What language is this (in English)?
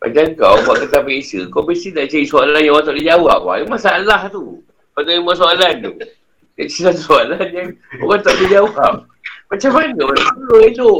Malay